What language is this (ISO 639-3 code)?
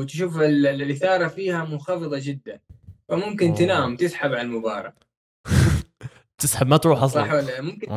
ara